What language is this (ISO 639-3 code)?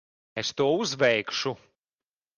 lav